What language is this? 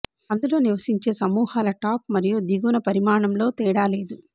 Telugu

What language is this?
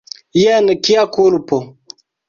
Esperanto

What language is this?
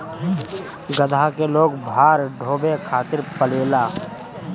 Bhojpuri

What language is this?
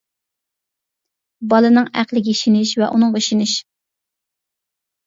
Uyghur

